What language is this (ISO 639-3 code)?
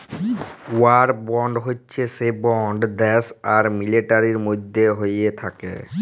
ben